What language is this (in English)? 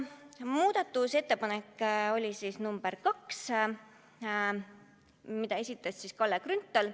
Estonian